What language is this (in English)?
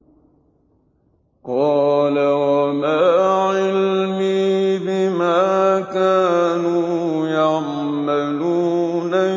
Arabic